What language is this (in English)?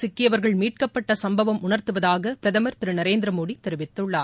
Tamil